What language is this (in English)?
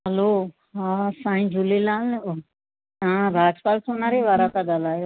Sindhi